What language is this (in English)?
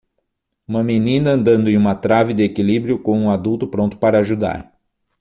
Portuguese